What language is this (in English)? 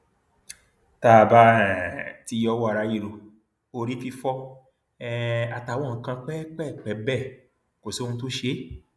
Yoruba